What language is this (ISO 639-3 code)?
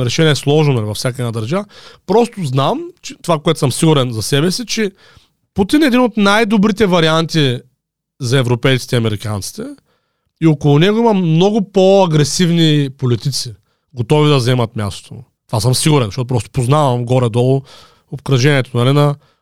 bul